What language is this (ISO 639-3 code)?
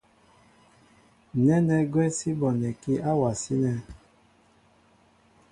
mbo